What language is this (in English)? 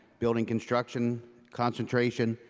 English